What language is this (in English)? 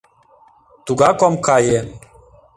Mari